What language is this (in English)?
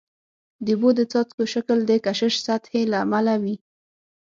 Pashto